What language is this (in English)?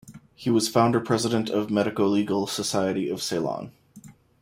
English